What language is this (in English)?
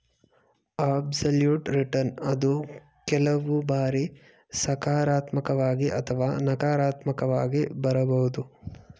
Kannada